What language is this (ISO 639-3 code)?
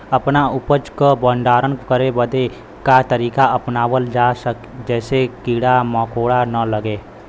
bho